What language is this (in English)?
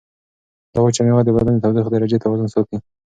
Pashto